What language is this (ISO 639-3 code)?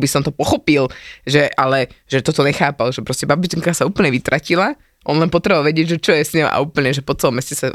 slk